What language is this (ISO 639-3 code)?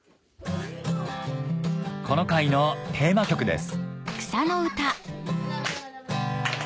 jpn